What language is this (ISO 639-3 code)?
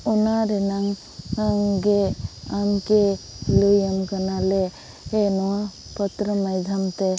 sat